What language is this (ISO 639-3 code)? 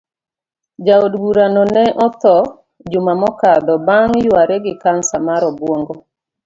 luo